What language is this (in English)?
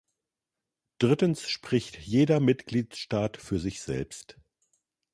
German